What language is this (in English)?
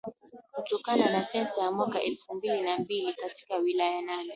Swahili